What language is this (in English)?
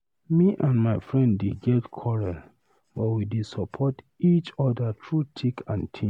Nigerian Pidgin